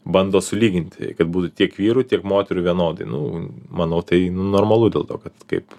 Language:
Lithuanian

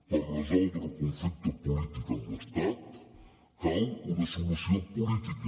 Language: Catalan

